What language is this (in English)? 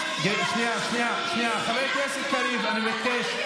Hebrew